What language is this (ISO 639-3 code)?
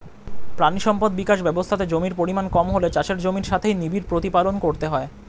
ben